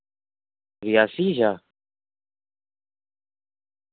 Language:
Dogri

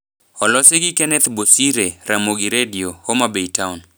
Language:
Luo (Kenya and Tanzania)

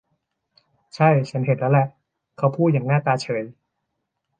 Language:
Thai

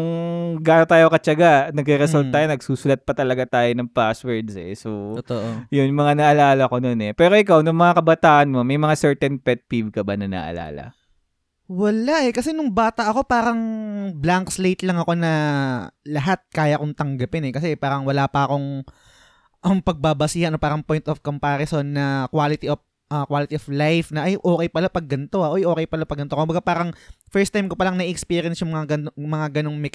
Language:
Filipino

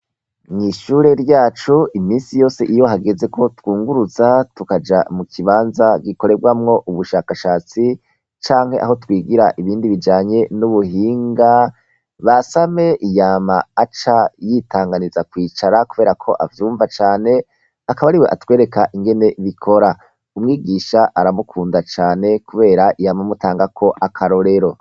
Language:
Rundi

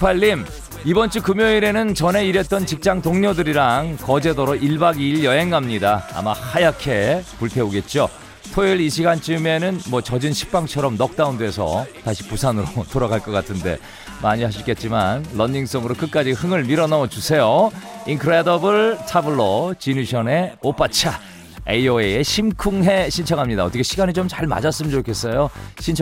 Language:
Korean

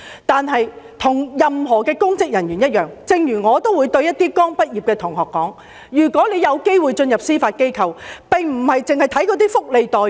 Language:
Cantonese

